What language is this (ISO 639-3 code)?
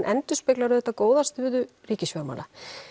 isl